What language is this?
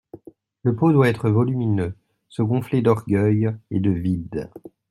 French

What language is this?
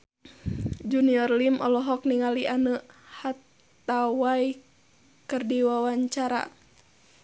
Sundanese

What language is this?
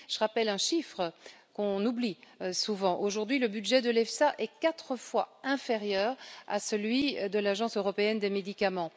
French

